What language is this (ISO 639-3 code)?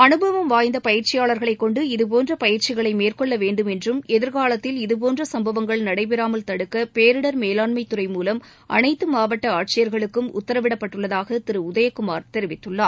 tam